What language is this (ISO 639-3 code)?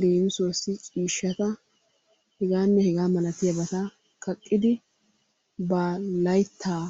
wal